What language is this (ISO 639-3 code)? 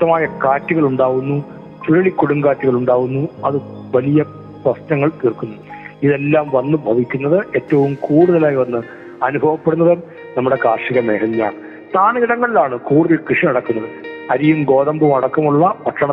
mal